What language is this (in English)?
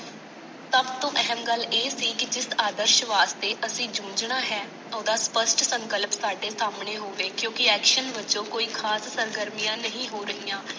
Punjabi